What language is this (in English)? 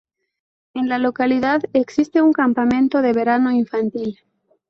Spanish